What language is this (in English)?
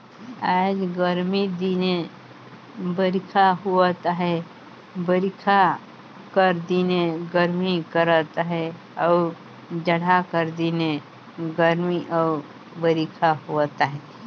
Chhattisgarhi